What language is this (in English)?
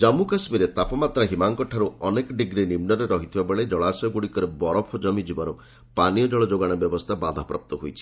Odia